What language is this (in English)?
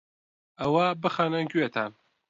Central Kurdish